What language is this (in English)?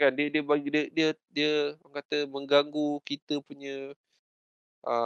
Malay